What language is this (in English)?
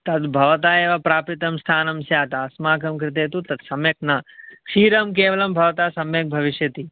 Sanskrit